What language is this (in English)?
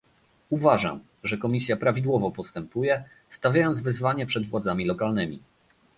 Polish